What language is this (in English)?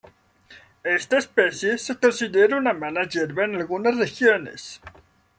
Spanish